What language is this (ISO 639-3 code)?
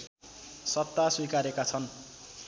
nep